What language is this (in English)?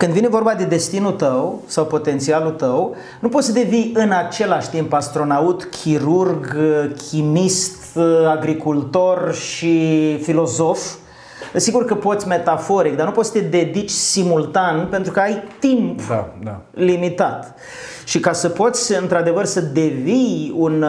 Romanian